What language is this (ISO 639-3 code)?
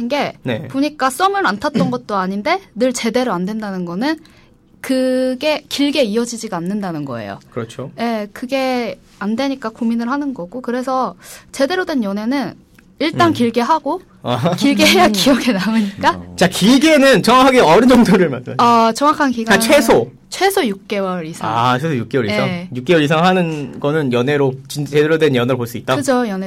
kor